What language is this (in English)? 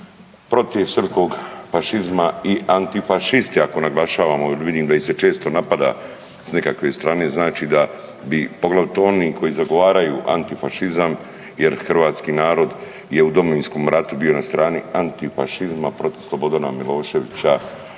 Croatian